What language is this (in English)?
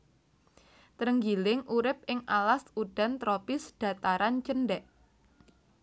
Javanese